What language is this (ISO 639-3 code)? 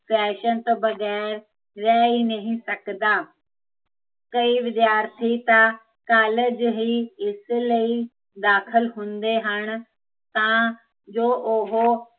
pan